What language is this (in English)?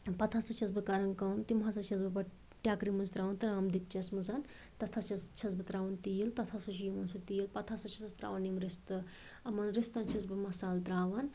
Kashmiri